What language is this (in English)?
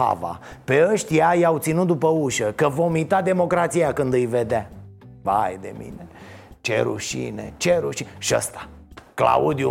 Romanian